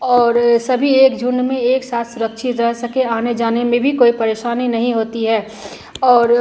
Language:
Hindi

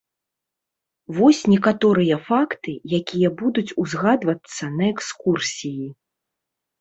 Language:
Belarusian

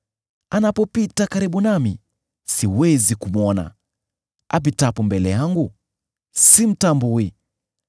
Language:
Swahili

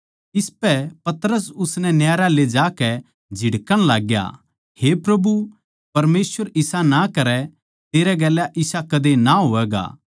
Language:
Haryanvi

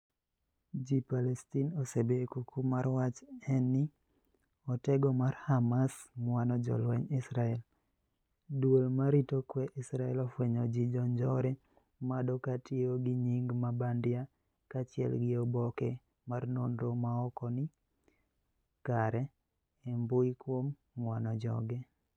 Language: Luo (Kenya and Tanzania)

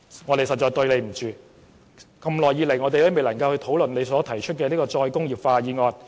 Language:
Cantonese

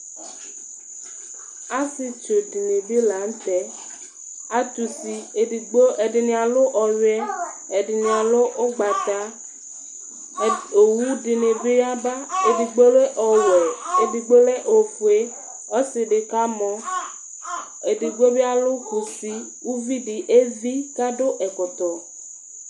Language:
Ikposo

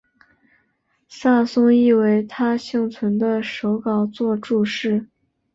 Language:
Chinese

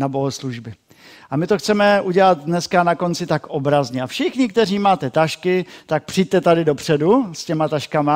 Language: Czech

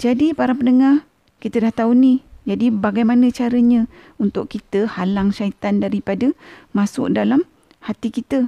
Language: Malay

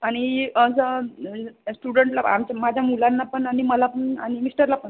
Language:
Marathi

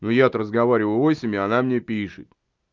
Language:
Russian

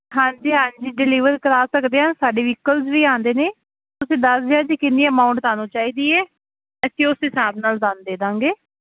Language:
Punjabi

